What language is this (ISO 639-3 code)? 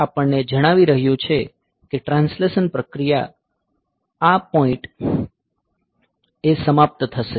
guj